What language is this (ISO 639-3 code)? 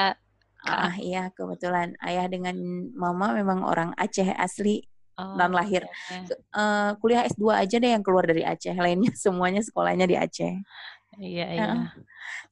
ind